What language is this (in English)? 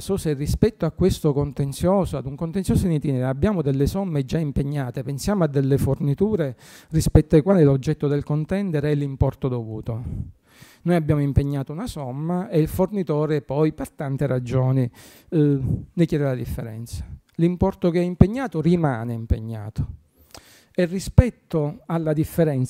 Italian